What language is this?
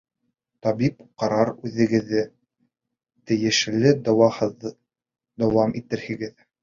Bashkir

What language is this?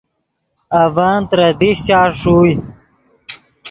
Yidgha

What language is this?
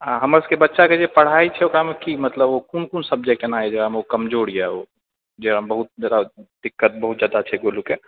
Maithili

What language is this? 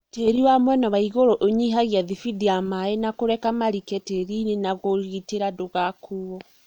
Kikuyu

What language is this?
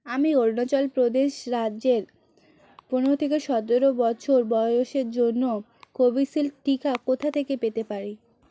Bangla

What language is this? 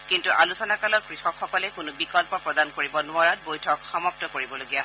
Assamese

